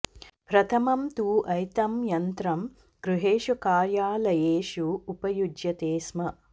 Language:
Sanskrit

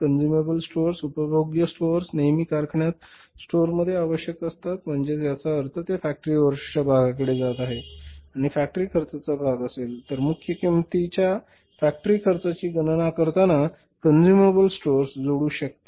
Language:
Marathi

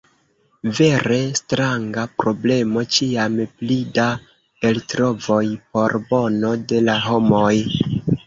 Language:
Esperanto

